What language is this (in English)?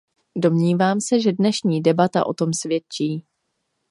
Czech